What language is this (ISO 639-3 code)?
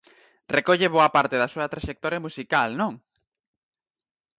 glg